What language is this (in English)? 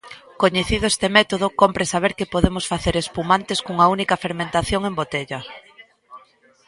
Galician